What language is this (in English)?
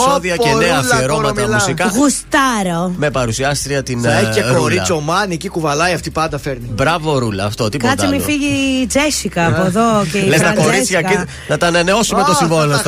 Greek